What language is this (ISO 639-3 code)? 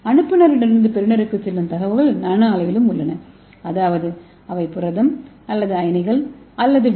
tam